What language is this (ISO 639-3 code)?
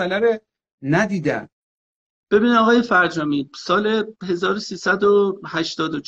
fas